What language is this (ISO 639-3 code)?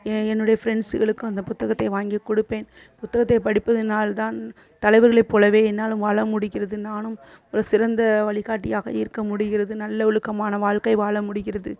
tam